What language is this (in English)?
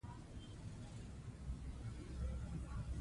Pashto